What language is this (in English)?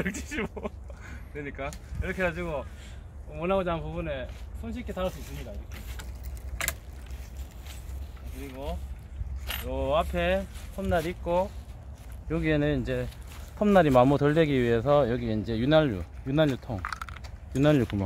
Korean